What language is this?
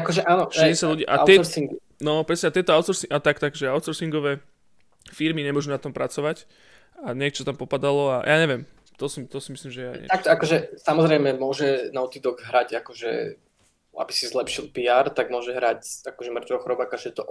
Slovak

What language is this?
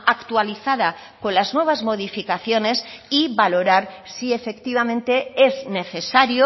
Spanish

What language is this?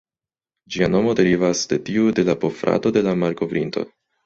Esperanto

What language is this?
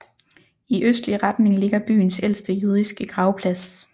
Danish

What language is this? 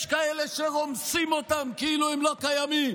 Hebrew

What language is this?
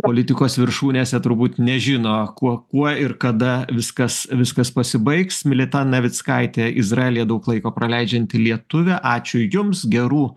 Lithuanian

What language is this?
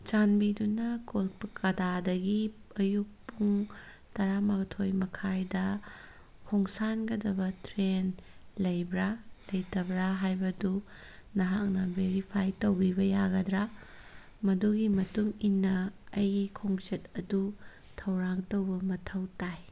Manipuri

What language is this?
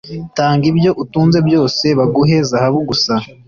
Kinyarwanda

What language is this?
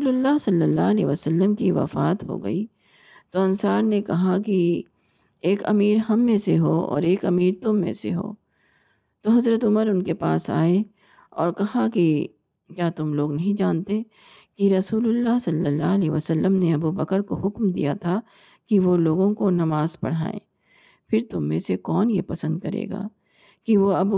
Urdu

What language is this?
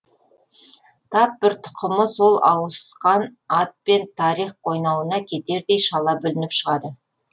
Kazakh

